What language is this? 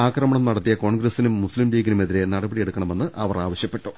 Malayalam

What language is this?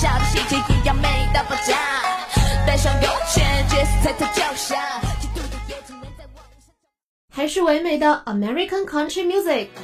Chinese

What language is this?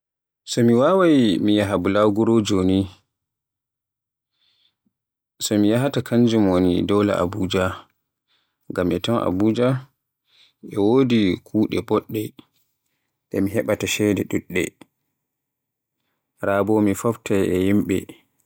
Borgu Fulfulde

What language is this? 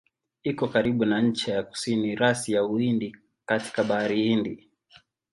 Swahili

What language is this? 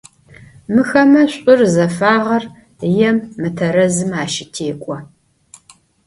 Adyghe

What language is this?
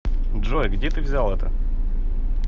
Russian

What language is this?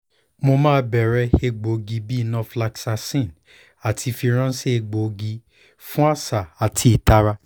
Yoruba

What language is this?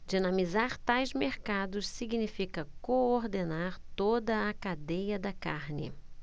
Portuguese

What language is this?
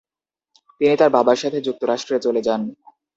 Bangla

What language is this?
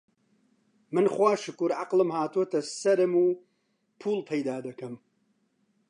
Central Kurdish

